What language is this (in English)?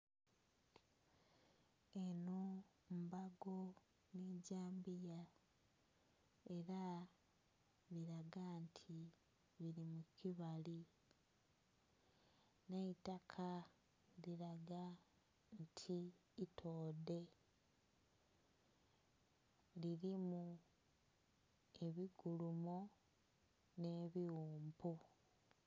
Soga